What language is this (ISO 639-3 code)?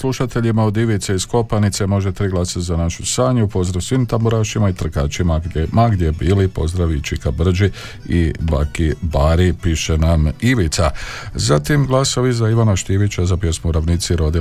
hrv